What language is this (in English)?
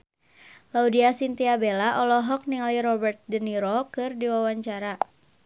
Sundanese